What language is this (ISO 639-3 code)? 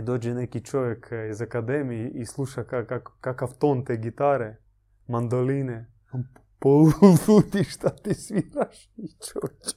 hrv